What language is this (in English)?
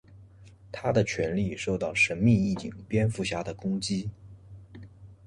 Chinese